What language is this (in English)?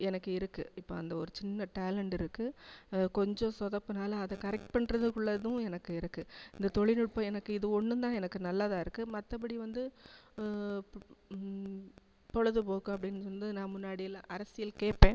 Tamil